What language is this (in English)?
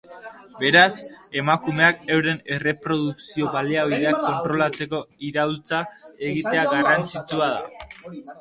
Basque